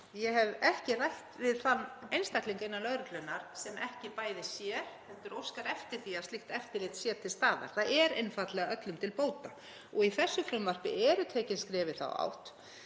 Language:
Icelandic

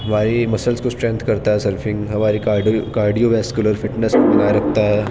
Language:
Urdu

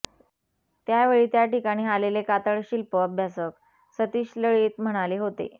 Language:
Marathi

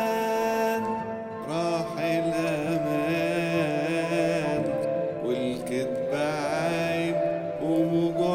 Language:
Arabic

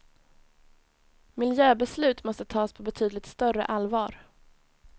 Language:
Swedish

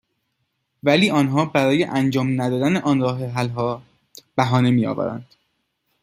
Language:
Persian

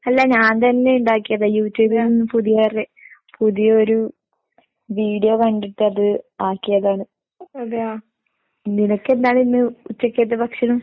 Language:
Malayalam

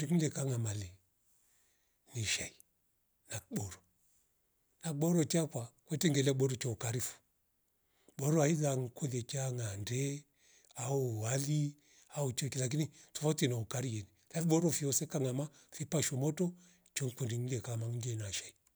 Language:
Rombo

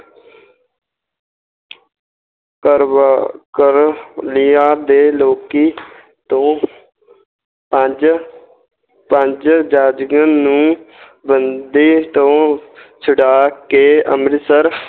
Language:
Punjabi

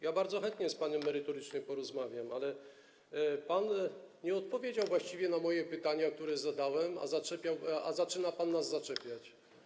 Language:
Polish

